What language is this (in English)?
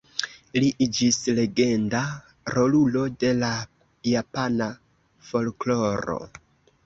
Esperanto